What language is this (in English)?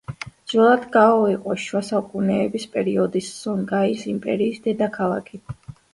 Georgian